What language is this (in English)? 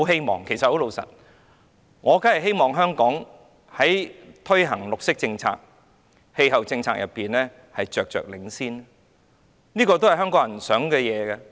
Cantonese